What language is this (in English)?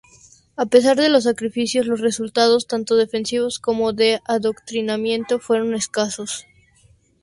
Spanish